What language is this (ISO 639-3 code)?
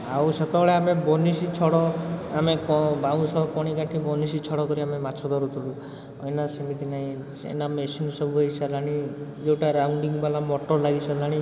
ori